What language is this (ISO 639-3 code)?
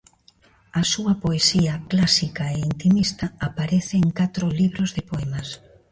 glg